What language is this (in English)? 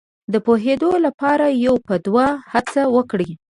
Pashto